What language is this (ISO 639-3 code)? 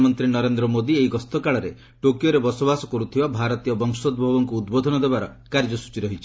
ori